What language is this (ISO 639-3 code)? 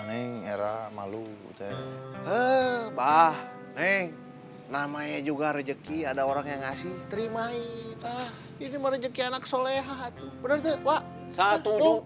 ind